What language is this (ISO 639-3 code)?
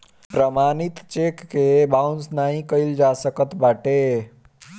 bho